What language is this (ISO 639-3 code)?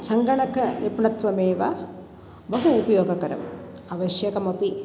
san